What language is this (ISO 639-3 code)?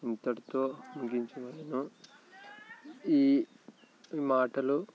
tel